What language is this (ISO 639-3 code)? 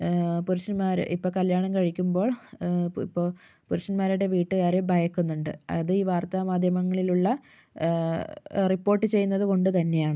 mal